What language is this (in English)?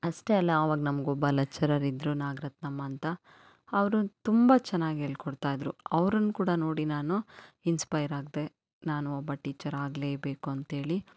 Kannada